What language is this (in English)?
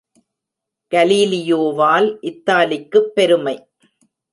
Tamil